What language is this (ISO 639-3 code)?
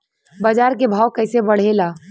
bho